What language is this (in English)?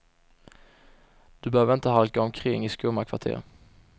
Swedish